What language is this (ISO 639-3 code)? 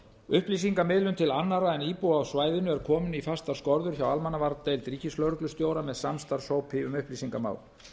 isl